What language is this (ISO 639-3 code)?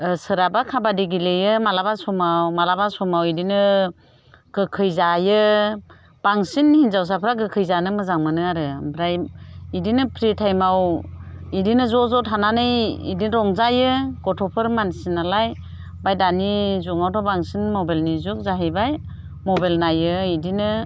brx